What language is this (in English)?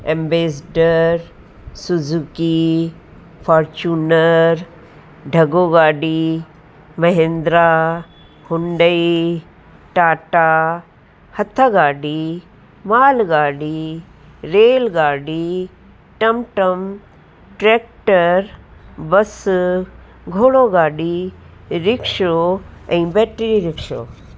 Sindhi